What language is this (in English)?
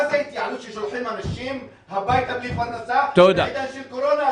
Hebrew